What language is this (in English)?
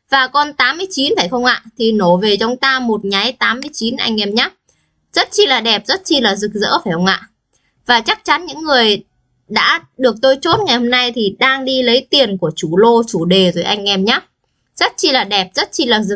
Vietnamese